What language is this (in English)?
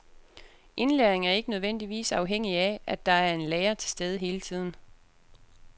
Danish